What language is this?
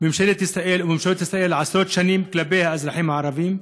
Hebrew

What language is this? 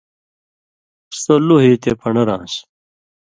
Indus Kohistani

